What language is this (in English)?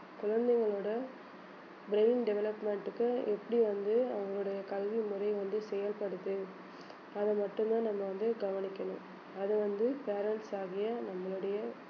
Tamil